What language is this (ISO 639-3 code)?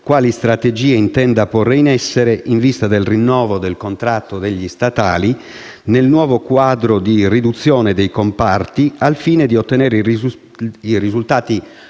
ita